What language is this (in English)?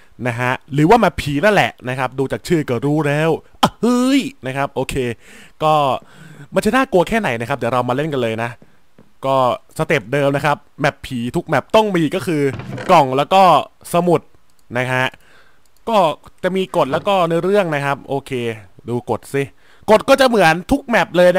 Thai